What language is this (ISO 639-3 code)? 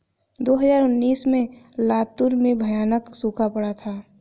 hin